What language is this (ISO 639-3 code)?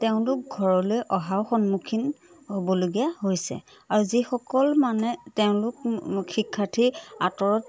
asm